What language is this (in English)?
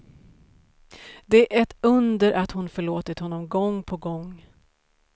Swedish